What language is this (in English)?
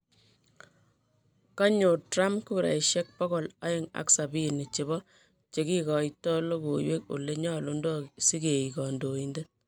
Kalenjin